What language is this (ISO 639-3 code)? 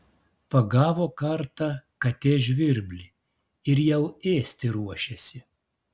lit